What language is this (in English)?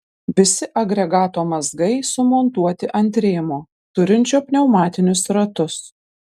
Lithuanian